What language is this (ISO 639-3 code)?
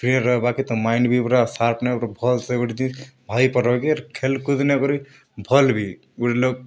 ori